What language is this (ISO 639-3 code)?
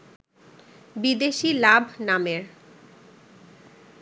ben